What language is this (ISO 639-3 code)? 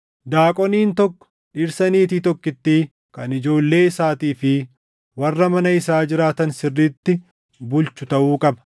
orm